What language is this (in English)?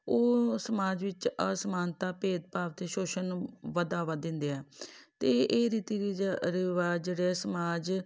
Punjabi